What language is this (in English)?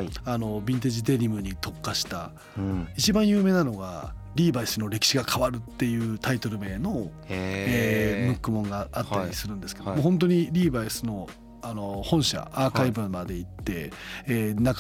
Japanese